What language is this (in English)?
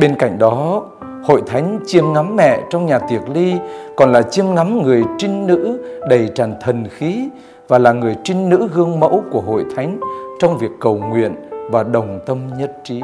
Vietnamese